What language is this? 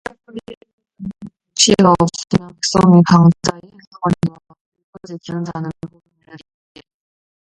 Korean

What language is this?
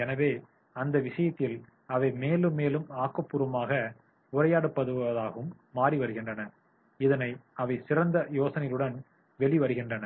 Tamil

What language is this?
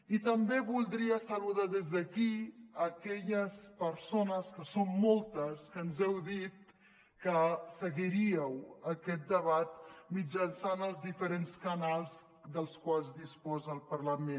Catalan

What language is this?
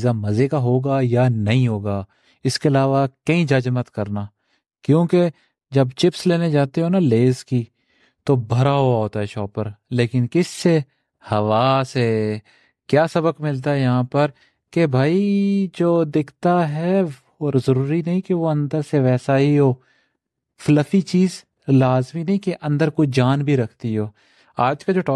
Urdu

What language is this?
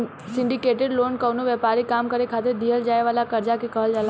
Bhojpuri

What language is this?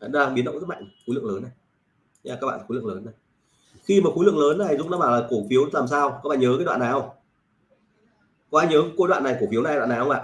Vietnamese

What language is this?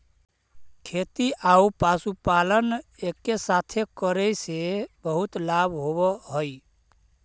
Magahi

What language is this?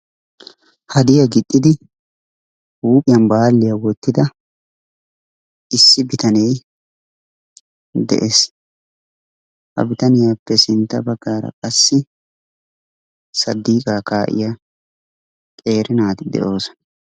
Wolaytta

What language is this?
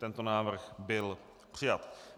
Czech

